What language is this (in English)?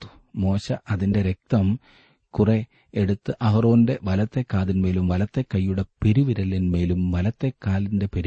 Malayalam